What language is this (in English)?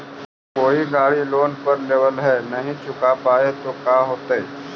Magahi